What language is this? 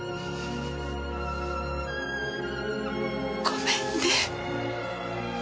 Japanese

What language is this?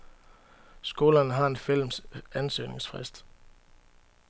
Danish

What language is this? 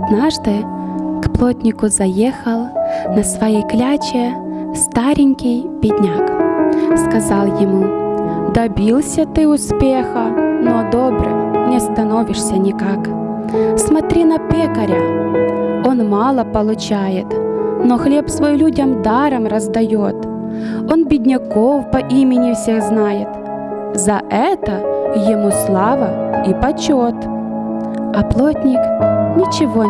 Russian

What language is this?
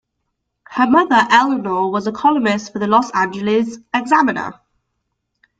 English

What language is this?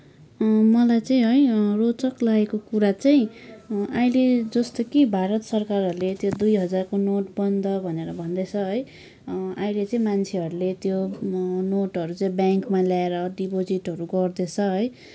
Nepali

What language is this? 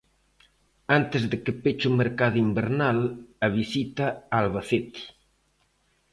Galician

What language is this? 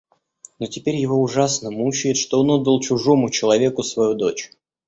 Russian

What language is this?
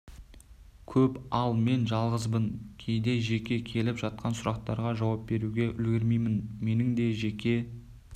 Kazakh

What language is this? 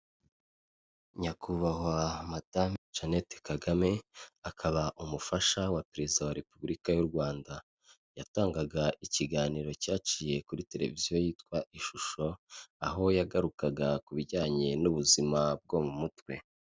Kinyarwanda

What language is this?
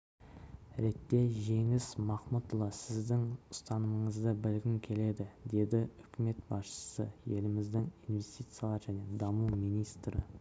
Kazakh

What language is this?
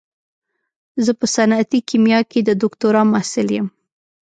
Pashto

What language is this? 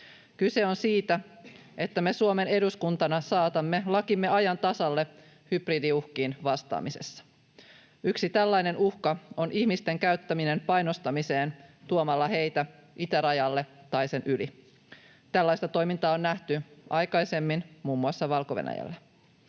Finnish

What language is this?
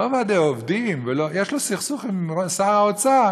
Hebrew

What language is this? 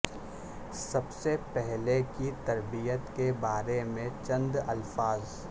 Urdu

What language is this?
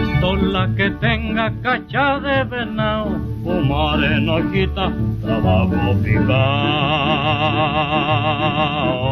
Spanish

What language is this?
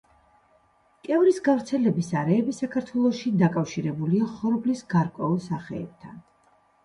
Georgian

